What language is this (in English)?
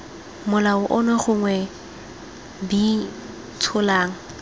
Tswana